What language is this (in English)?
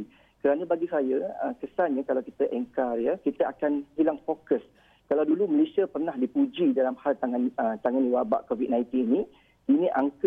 Malay